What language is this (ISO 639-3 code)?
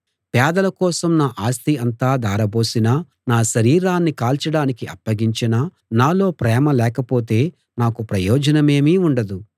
tel